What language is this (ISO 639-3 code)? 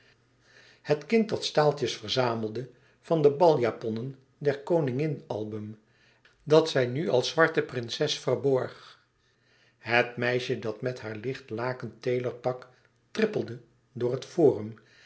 nld